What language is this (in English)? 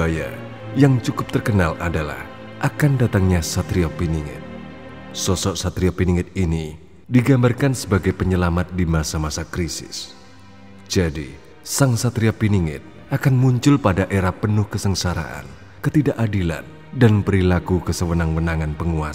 Indonesian